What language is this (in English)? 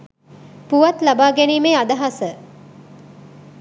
Sinhala